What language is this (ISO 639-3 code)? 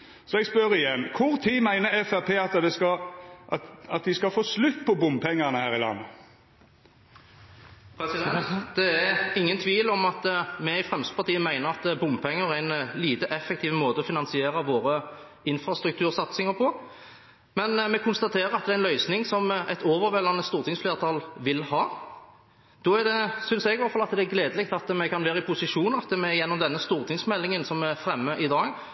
nor